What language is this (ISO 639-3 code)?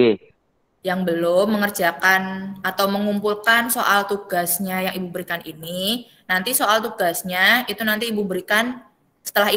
ind